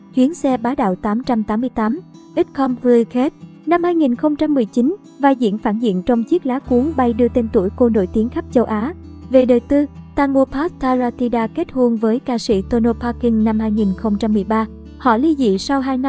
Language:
Vietnamese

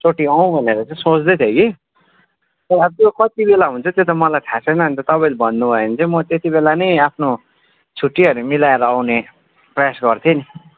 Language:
Nepali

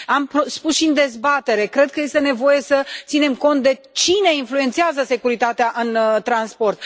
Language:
Romanian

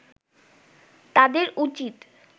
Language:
Bangla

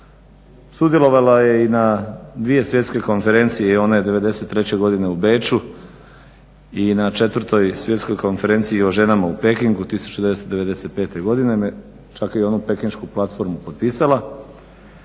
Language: Croatian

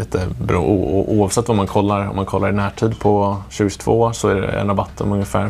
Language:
Swedish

